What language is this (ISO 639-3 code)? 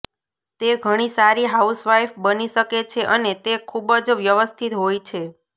guj